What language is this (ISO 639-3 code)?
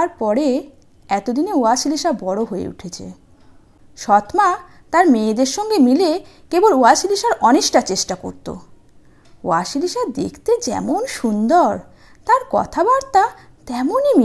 ben